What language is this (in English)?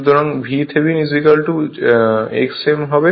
Bangla